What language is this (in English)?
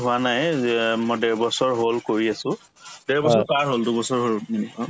Assamese